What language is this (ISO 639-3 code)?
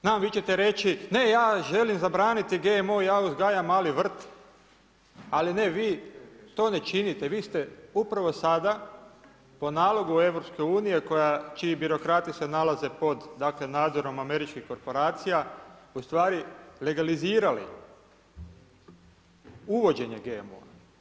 hrv